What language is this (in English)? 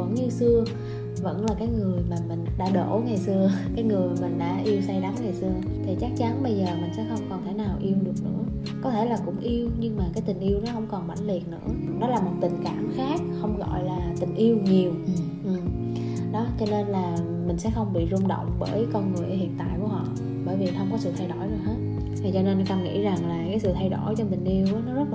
Vietnamese